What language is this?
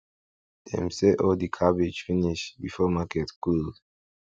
Nigerian Pidgin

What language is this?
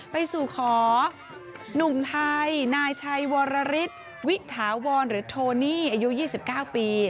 Thai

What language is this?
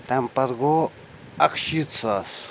Kashmiri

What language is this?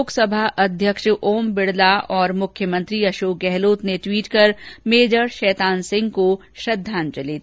Hindi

